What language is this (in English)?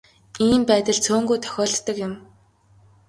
Mongolian